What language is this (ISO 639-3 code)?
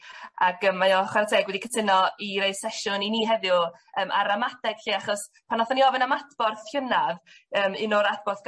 cym